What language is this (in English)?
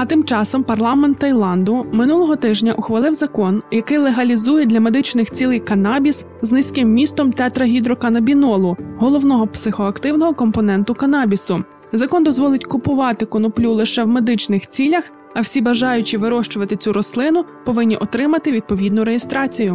Ukrainian